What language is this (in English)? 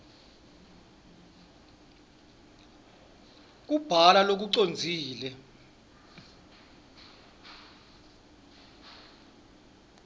Swati